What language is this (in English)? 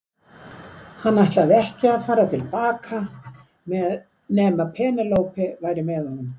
Icelandic